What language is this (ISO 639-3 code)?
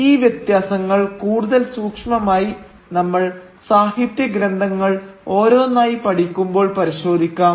mal